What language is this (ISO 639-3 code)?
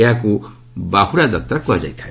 ori